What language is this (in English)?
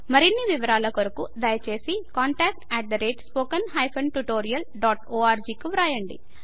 Telugu